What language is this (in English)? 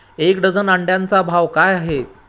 Marathi